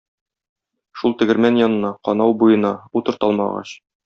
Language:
Tatar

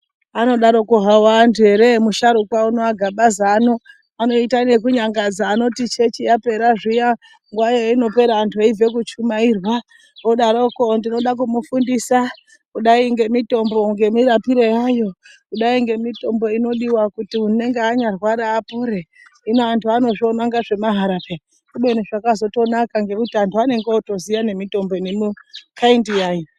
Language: Ndau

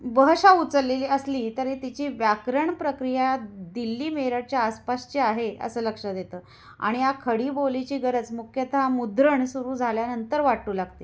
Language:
Marathi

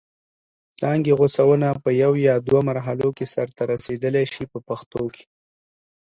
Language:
Pashto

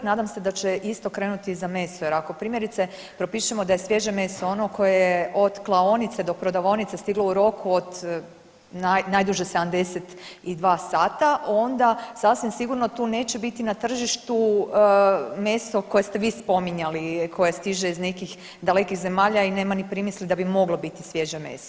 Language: Croatian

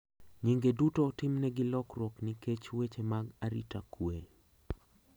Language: Luo (Kenya and Tanzania)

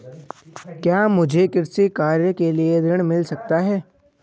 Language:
Hindi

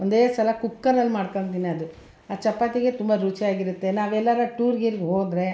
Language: Kannada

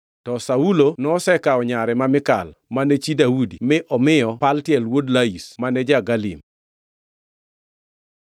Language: Luo (Kenya and Tanzania)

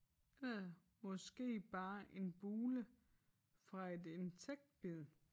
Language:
Danish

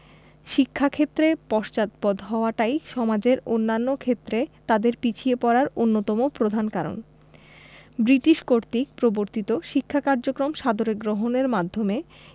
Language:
Bangla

